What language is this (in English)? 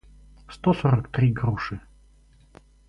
Russian